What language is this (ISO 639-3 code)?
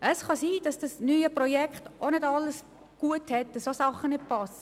gsw